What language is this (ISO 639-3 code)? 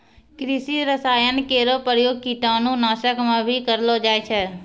mai